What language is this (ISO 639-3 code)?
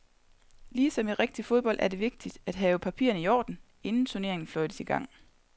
dan